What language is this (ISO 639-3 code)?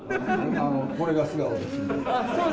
jpn